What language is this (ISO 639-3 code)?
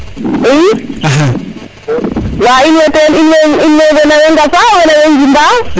srr